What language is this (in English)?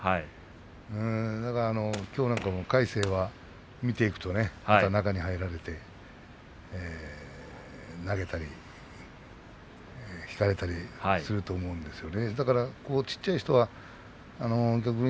Japanese